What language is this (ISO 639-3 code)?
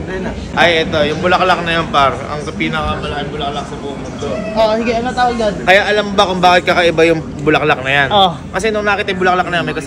fil